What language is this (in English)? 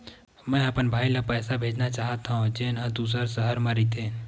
Chhattisgarhi